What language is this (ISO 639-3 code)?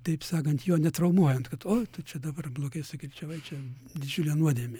lit